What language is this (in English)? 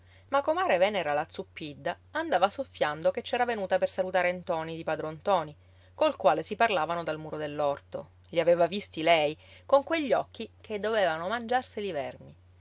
Italian